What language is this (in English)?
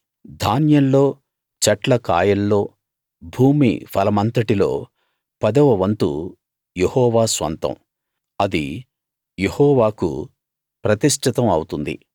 Telugu